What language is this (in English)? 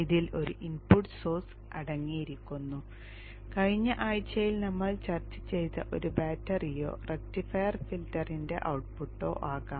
Malayalam